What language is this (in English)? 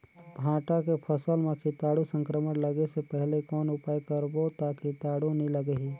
Chhattisgarhi